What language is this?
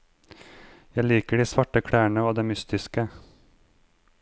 Norwegian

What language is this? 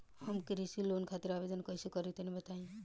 Bhojpuri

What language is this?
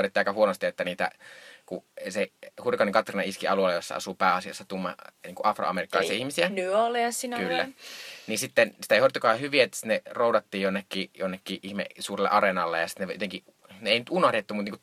Finnish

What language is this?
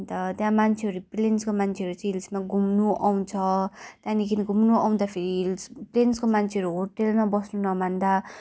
Nepali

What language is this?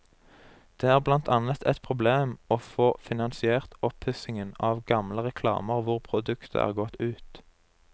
Norwegian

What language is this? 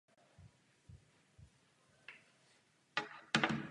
Czech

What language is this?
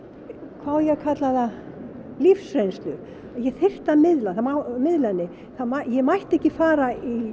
Icelandic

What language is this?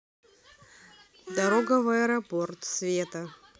Russian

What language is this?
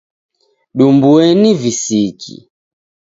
Taita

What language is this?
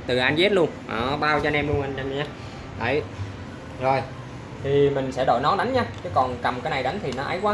Vietnamese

